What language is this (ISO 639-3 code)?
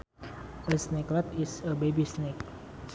sun